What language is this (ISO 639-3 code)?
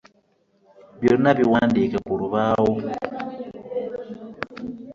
lug